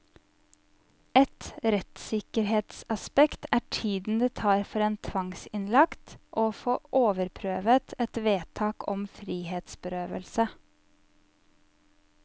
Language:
Norwegian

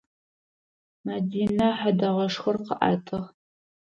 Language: Adyghe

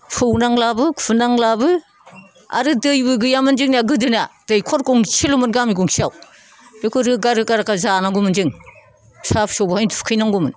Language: Bodo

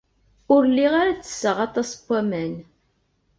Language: Kabyle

